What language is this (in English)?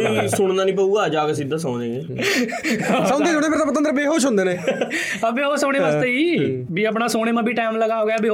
Punjabi